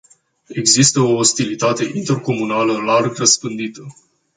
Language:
Romanian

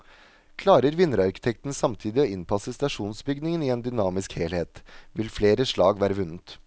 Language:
Norwegian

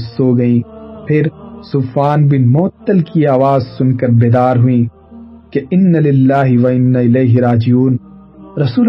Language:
Urdu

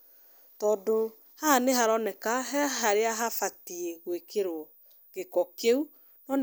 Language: Kikuyu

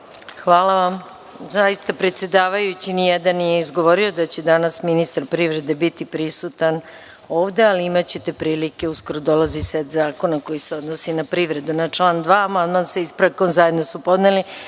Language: Serbian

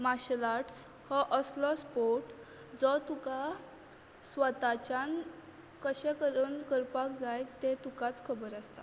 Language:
Konkani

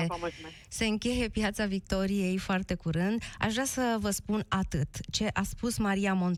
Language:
Romanian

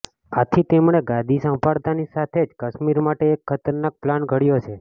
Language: Gujarati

